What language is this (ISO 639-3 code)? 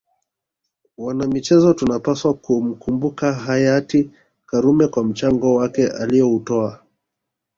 swa